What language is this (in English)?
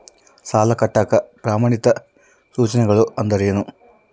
Kannada